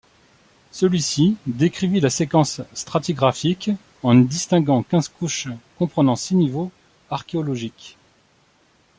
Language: French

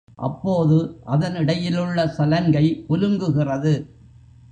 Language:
Tamil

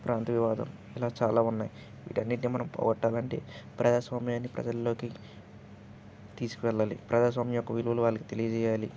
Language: Telugu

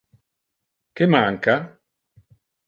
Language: Interlingua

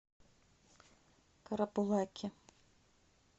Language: Russian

